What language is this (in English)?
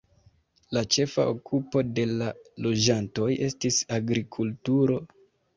Esperanto